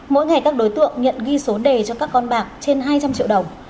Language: Vietnamese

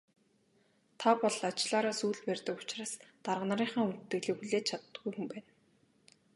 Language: Mongolian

